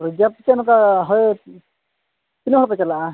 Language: Santali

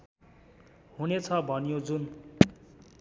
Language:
Nepali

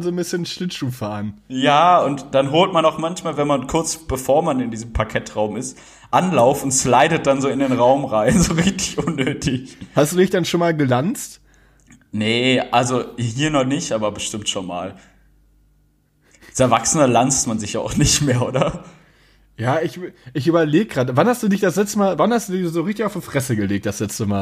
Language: German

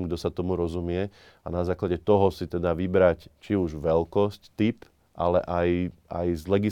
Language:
Slovak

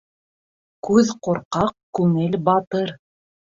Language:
Bashkir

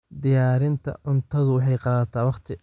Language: Somali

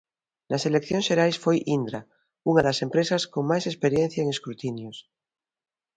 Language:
Galician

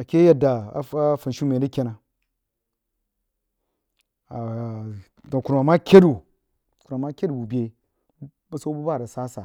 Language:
Jiba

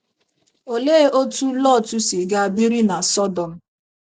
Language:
Igbo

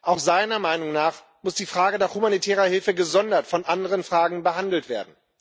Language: German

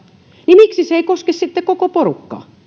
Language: Finnish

